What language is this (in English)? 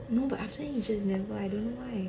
English